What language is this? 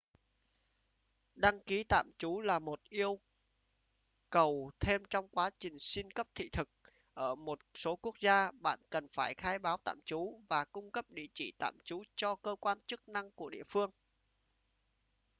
Vietnamese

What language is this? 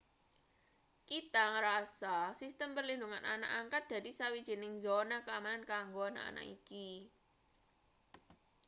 Javanese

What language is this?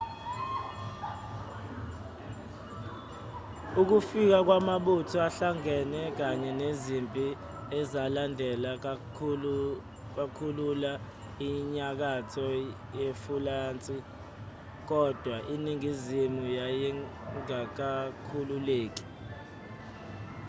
Zulu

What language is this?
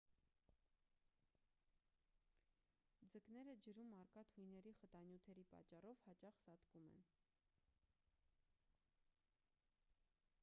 Armenian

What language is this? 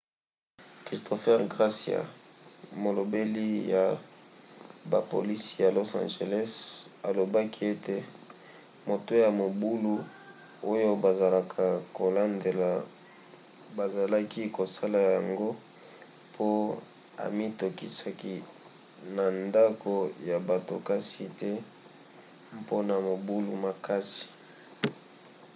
Lingala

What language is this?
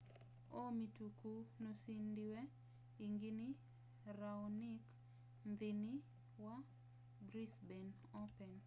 Kamba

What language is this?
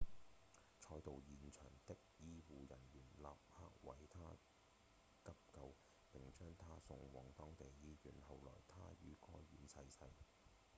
Cantonese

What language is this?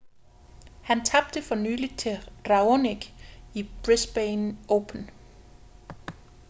Danish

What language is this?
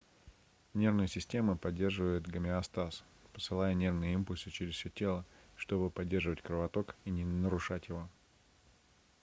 Russian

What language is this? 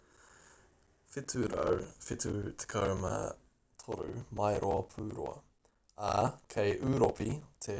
Māori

